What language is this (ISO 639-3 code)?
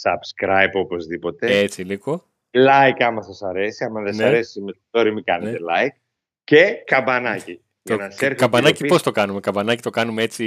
ell